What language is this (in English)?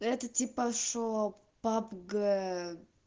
Russian